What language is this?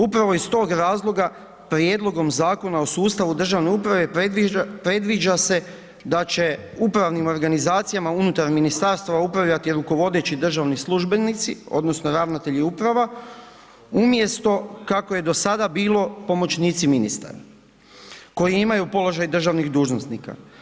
Croatian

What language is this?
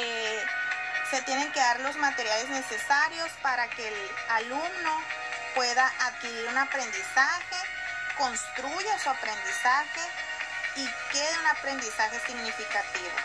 Spanish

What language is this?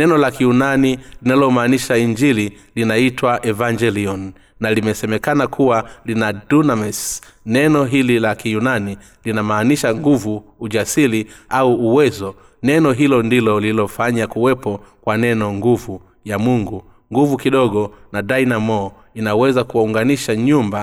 Swahili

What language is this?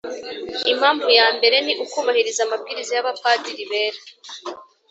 Kinyarwanda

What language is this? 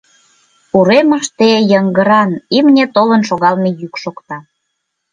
Mari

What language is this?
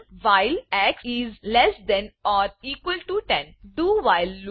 Gujarati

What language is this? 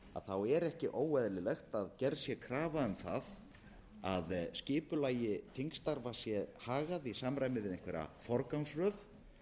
Icelandic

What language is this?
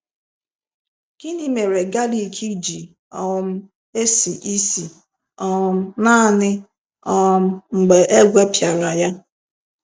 Igbo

